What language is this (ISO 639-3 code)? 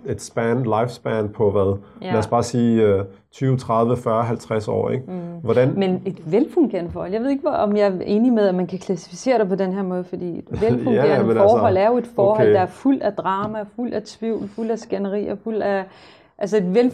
dan